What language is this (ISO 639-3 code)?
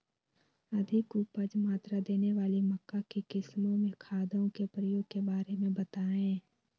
mag